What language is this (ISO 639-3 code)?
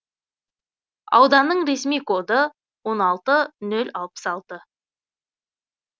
kaz